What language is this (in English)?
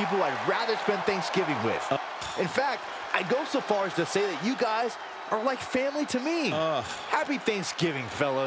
English